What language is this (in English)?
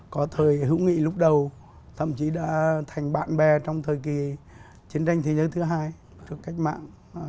Vietnamese